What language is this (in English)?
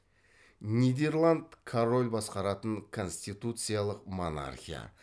Kazakh